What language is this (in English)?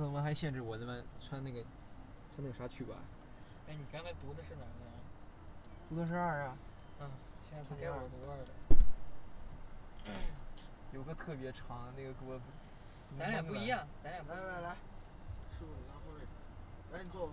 Chinese